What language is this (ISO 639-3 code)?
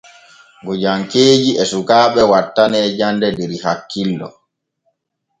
fue